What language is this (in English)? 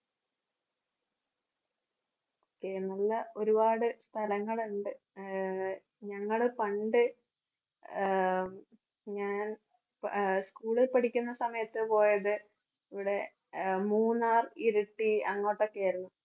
Malayalam